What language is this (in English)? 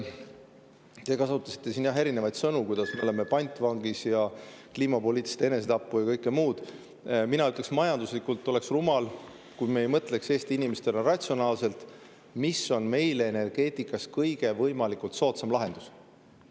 Estonian